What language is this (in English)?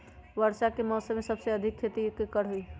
Magahi